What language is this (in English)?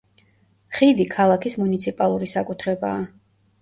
Georgian